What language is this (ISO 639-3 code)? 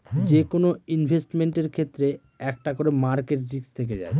ben